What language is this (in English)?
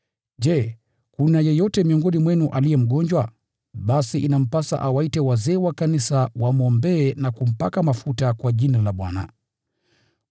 Swahili